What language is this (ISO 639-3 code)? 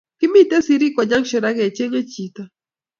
kln